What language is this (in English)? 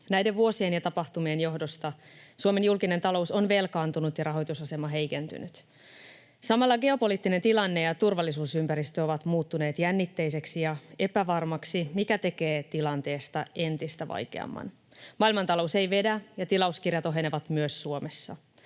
Finnish